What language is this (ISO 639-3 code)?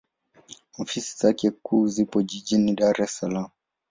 swa